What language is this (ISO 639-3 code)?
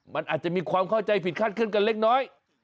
tha